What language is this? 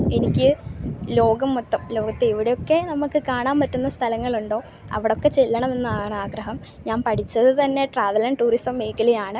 Malayalam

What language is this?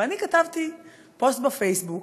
Hebrew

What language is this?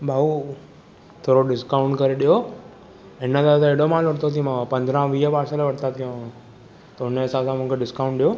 Sindhi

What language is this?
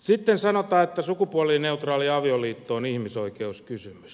Finnish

